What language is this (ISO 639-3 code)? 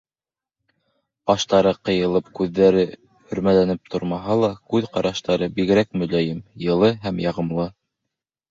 bak